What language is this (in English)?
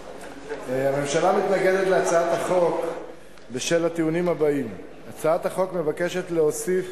Hebrew